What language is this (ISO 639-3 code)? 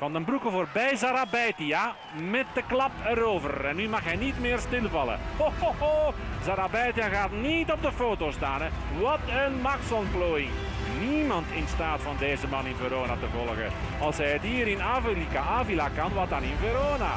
nld